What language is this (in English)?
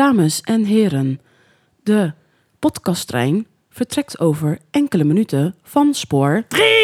Dutch